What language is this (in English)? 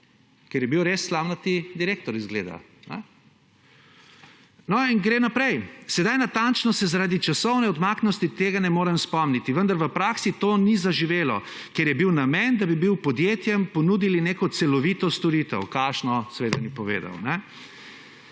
Slovenian